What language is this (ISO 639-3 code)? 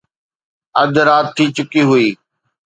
snd